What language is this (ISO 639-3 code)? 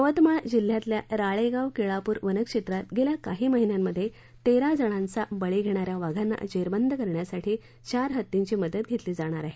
mar